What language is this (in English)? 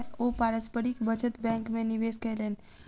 Maithili